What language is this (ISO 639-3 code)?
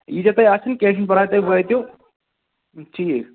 kas